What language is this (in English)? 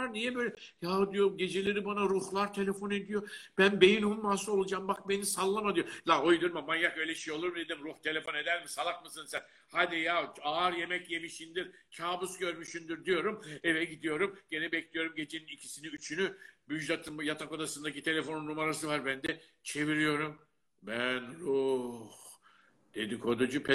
Turkish